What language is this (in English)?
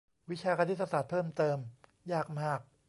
Thai